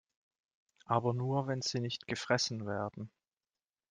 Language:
German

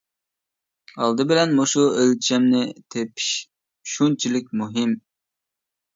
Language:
Uyghur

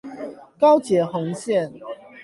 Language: Chinese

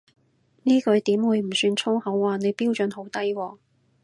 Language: Cantonese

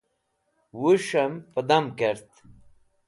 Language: Wakhi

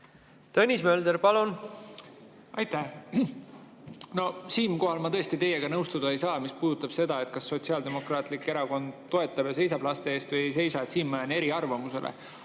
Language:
Estonian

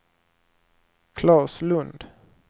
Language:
Swedish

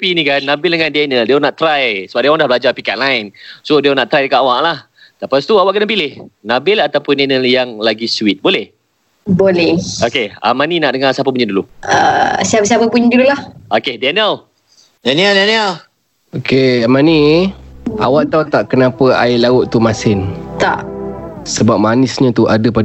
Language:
Malay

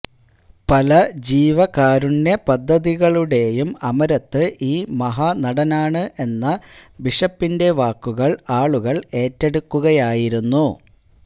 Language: Malayalam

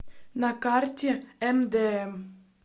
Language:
Russian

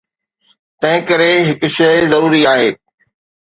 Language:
Sindhi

